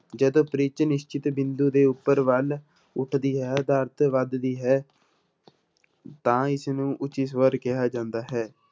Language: Punjabi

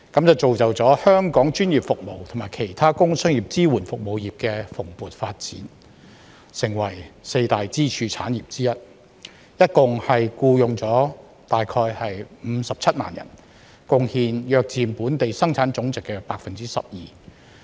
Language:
Cantonese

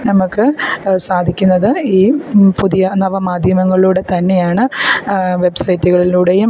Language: Malayalam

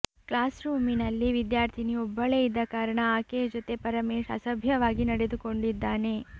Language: Kannada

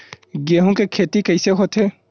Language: Chhattisgarhi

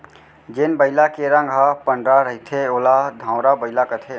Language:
Chhattisgarhi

